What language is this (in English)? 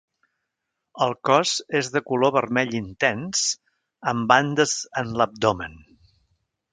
Catalan